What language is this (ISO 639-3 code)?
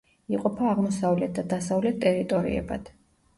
kat